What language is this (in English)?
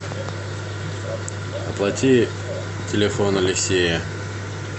Russian